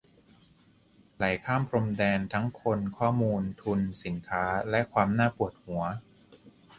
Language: Thai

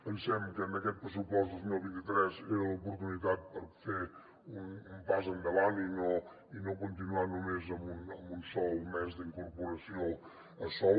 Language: Catalan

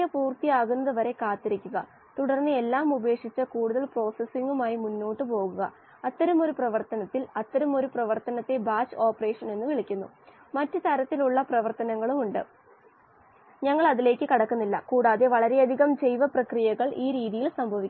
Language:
Malayalam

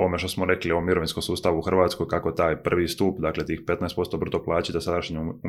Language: Croatian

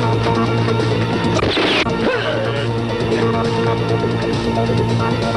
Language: Turkish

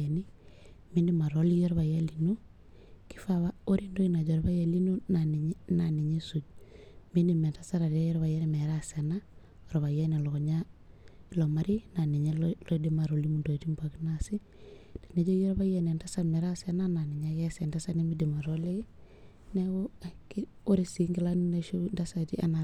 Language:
Masai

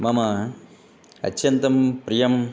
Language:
Sanskrit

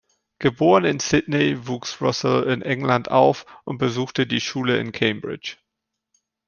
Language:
German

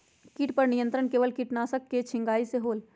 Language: Magahi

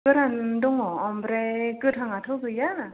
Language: Bodo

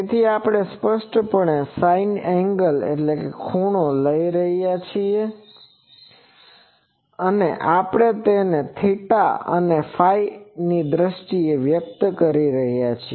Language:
Gujarati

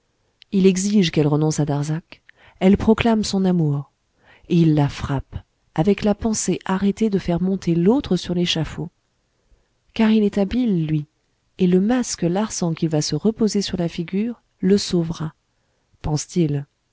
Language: French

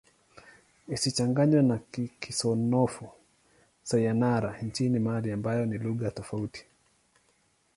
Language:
Swahili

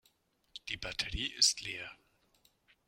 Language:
German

